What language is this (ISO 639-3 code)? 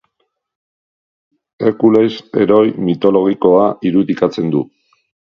eus